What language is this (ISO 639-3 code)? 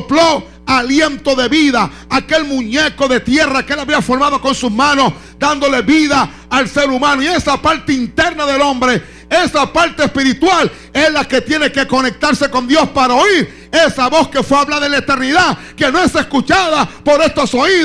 spa